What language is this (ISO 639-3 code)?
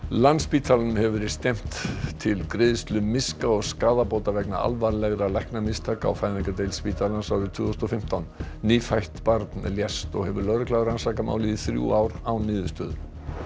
isl